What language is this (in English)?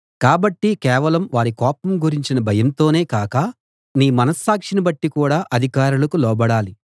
Telugu